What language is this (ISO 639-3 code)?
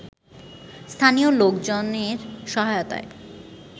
ben